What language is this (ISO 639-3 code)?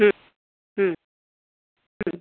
kan